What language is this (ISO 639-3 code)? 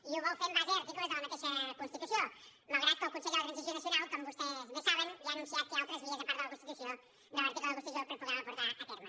cat